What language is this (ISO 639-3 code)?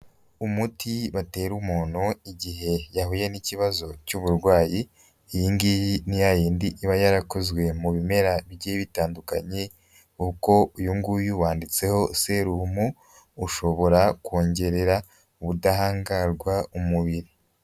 kin